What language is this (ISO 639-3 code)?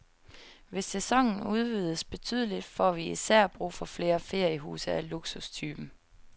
dan